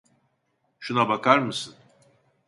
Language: Turkish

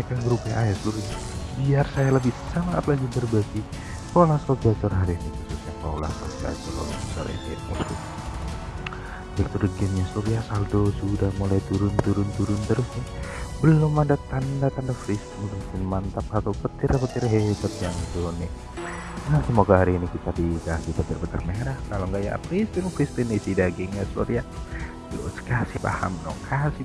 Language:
Indonesian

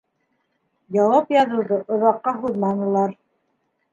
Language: Bashkir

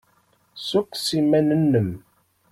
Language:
Kabyle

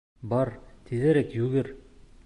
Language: Bashkir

